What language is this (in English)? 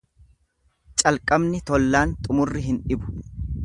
Oromo